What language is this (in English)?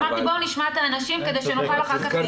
Hebrew